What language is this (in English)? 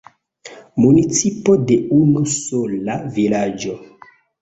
Esperanto